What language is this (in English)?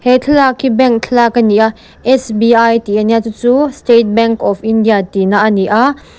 Mizo